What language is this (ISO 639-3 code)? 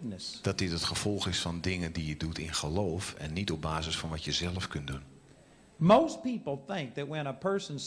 nld